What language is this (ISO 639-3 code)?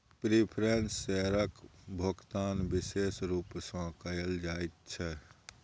mai